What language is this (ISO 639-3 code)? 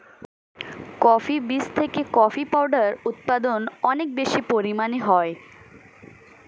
ben